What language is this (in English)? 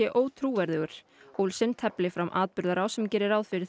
Icelandic